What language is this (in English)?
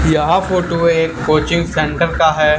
Hindi